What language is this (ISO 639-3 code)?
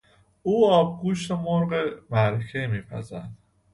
fas